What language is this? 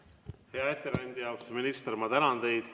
Estonian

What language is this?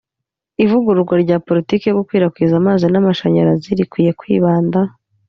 Kinyarwanda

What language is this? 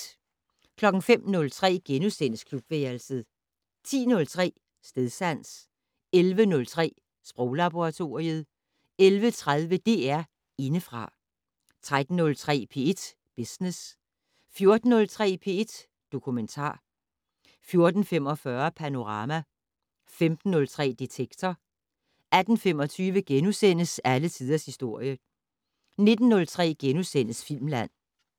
Danish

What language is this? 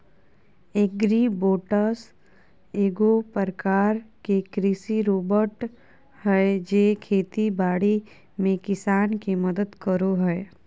Magahi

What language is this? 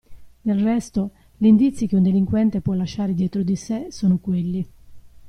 Italian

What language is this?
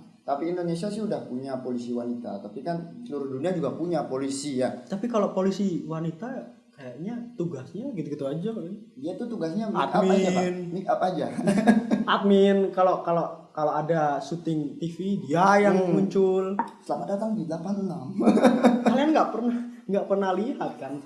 Indonesian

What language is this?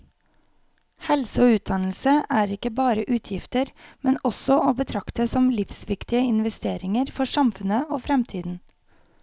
Norwegian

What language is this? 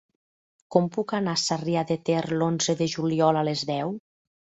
Catalan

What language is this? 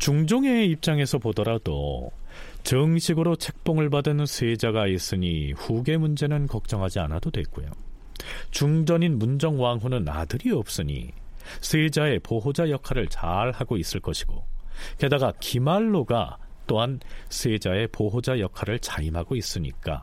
Korean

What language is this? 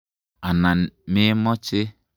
Kalenjin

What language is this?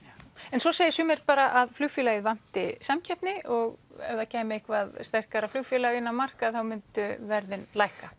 Icelandic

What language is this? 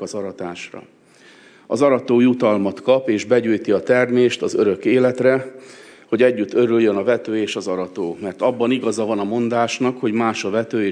Hungarian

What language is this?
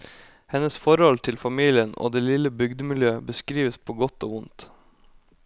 Norwegian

